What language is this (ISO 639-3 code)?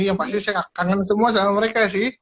ind